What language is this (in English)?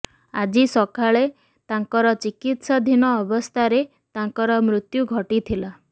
Odia